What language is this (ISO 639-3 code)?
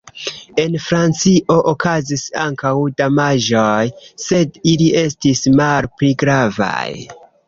epo